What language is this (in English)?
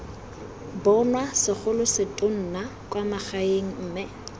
Tswana